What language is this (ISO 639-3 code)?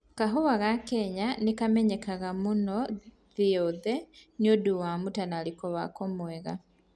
kik